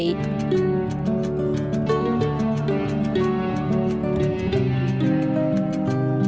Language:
Vietnamese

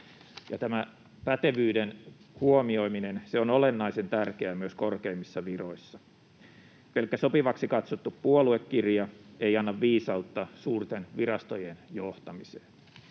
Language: Finnish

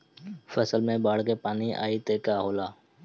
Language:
Bhojpuri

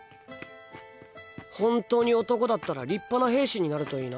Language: Japanese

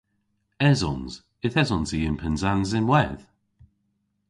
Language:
Cornish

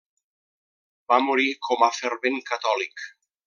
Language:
Catalan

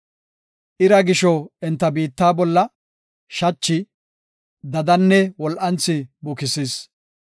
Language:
Gofa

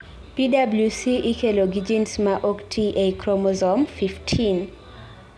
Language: Luo (Kenya and Tanzania)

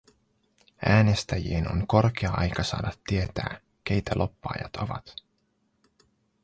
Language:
Finnish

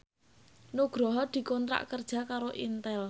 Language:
Javanese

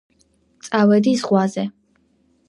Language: Georgian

